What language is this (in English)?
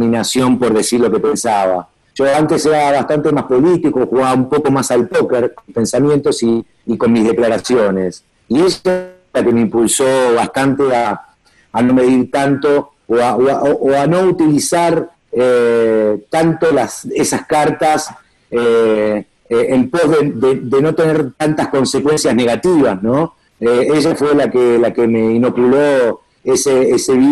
Spanish